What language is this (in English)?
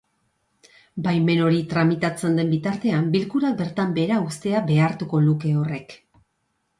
Basque